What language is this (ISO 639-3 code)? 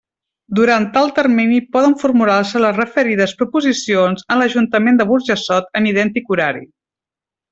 cat